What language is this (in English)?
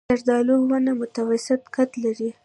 Pashto